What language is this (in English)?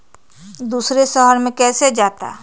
Magahi